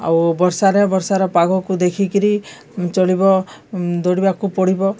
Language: Odia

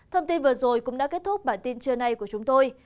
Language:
Vietnamese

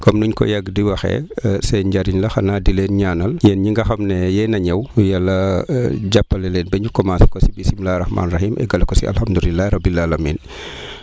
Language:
Wolof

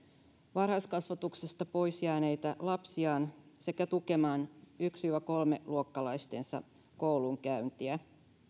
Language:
Finnish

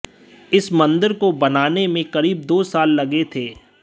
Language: Hindi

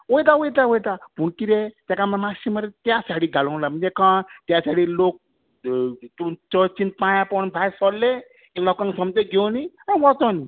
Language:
Konkani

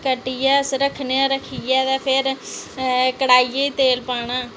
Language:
Dogri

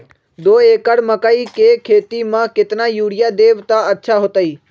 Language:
Magahi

